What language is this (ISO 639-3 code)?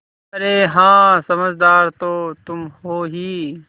hin